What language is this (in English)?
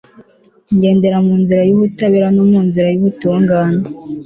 Kinyarwanda